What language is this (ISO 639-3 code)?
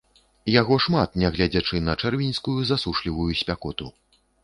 bel